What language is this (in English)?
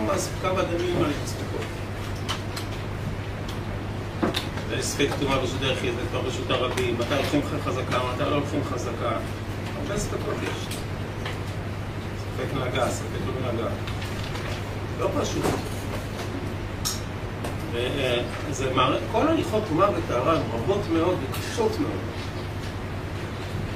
Hebrew